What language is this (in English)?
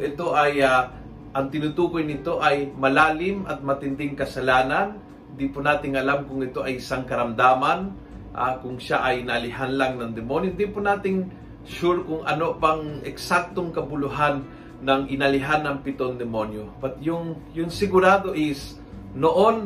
Filipino